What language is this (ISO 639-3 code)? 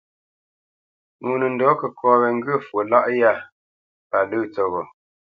bce